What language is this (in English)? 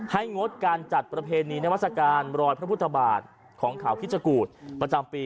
Thai